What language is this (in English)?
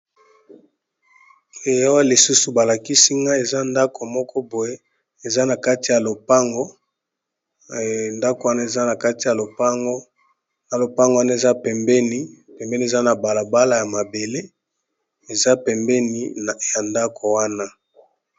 Lingala